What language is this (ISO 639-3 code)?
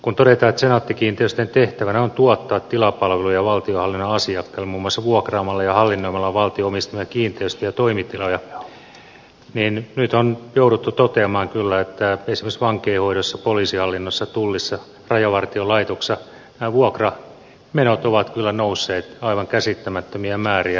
fin